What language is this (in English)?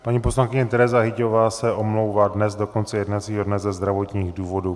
Czech